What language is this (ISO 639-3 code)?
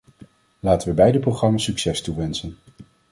nld